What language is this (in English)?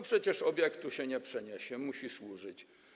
Polish